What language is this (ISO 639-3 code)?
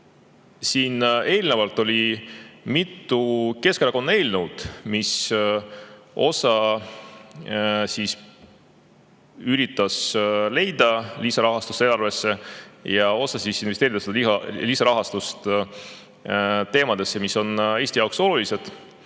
est